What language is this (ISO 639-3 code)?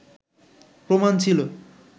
ben